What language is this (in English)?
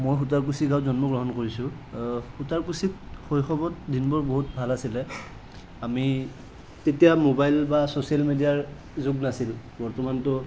Assamese